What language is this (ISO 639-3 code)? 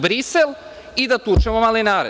srp